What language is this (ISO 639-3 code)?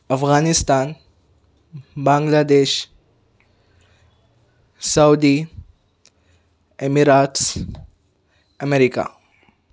urd